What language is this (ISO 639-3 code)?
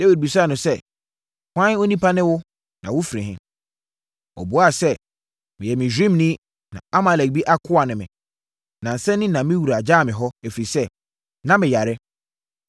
aka